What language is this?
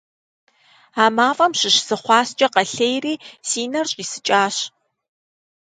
Kabardian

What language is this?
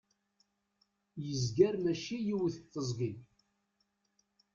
Kabyle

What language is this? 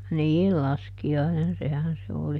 Finnish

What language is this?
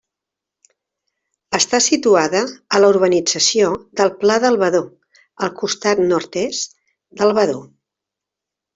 Catalan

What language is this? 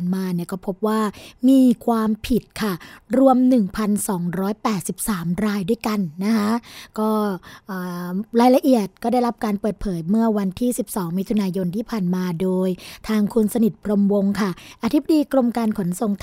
Thai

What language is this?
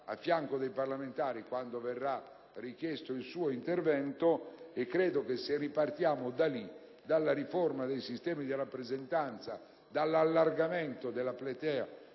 Italian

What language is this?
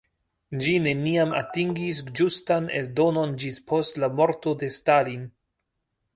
Esperanto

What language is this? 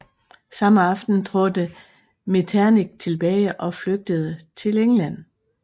Danish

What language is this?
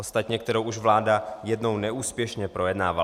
Czech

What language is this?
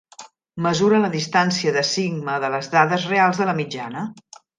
Catalan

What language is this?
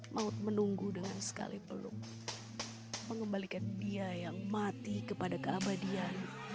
Indonesian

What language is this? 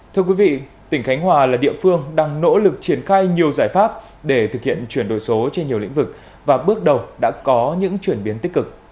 Vietnamese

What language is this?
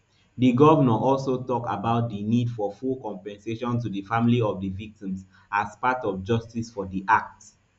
Nigerian Pidgin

